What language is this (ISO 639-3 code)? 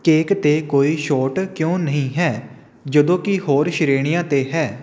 pan